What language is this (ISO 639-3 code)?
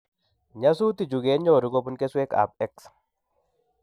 kln